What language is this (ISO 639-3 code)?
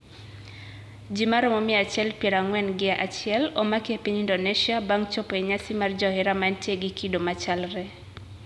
luo